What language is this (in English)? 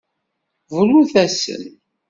Kabyle